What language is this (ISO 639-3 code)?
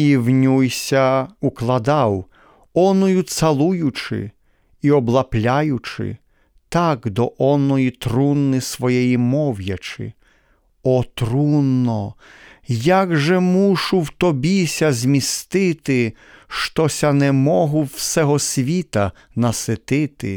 ukr